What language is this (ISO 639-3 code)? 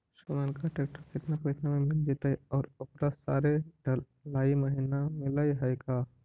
mag